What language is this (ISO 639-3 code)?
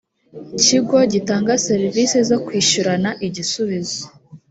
kin